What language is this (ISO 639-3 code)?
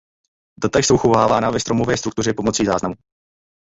ces